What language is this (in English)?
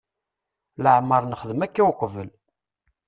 Kabyle